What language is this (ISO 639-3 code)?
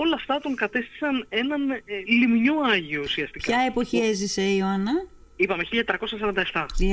ell